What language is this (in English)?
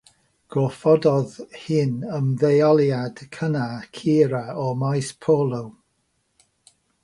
Welsh